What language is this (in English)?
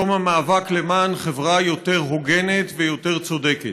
Hebrew